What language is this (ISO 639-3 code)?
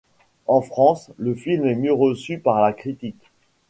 fra